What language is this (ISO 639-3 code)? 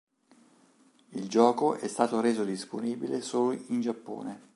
ita